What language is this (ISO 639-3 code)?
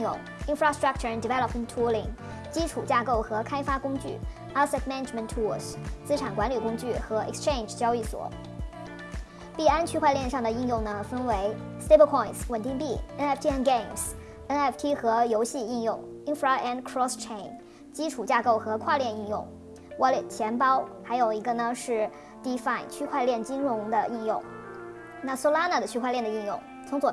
zho